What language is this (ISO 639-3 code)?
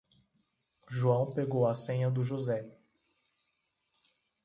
por